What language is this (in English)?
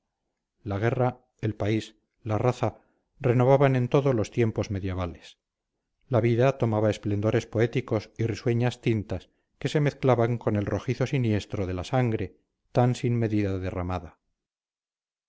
Spanish